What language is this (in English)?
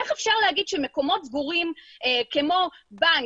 Hebrew